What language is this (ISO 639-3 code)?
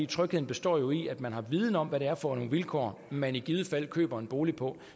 dan